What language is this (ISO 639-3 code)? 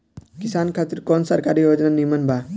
bho